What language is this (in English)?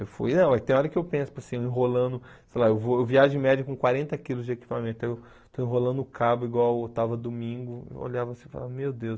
Portuguese